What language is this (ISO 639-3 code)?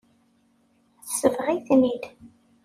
kab